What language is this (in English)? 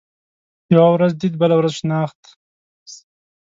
Pashto